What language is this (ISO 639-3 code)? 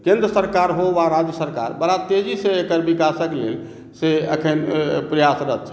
mai